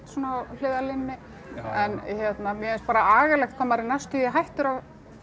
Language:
Icelandic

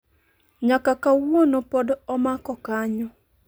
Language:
Luo (Kenya and Tanzania)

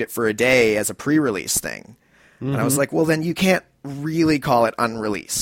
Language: English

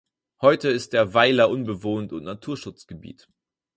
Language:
German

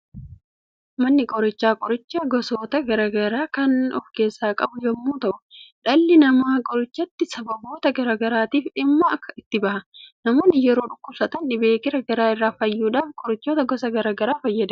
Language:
Oromo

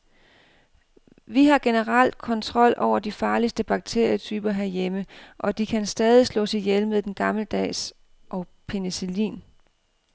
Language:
Danish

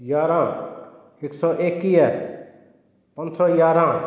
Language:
Sindhi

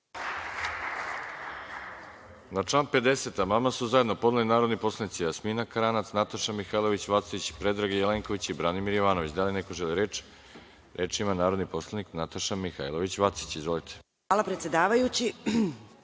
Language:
Serbian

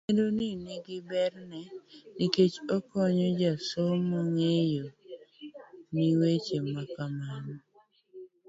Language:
Luo (Kenya and Tanzania)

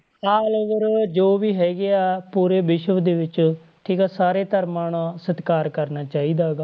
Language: Punjabi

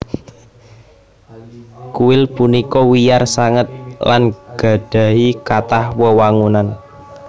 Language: Javanese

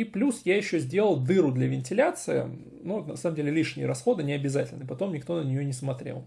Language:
Russian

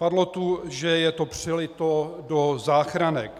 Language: Czech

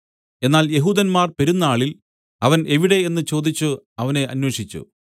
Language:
Malayalam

